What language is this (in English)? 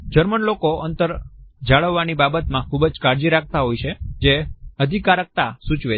Gujarati